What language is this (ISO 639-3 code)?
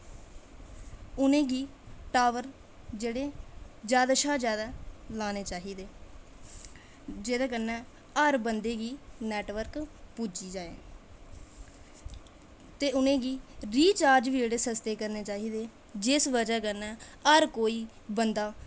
doi